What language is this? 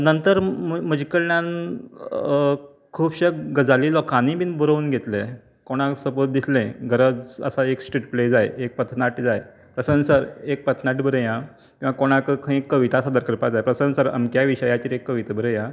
Konkani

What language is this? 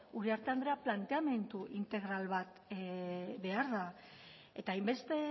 Basque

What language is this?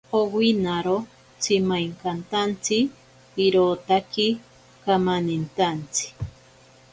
Ashéninka Perené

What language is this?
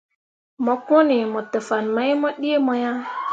Mundang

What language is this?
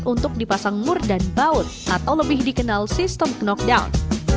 Indonesian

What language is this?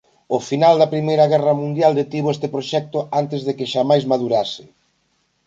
Galician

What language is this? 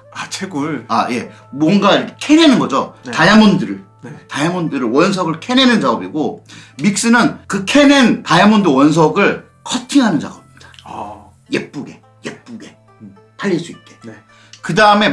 Korean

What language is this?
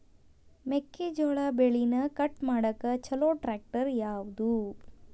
Kannada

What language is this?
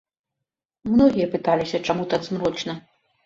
Belarusian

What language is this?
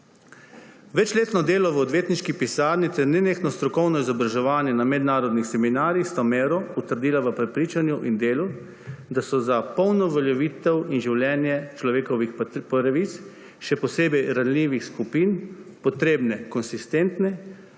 Slovenian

